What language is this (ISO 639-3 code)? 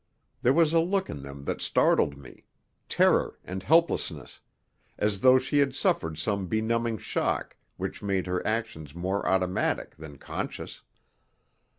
eng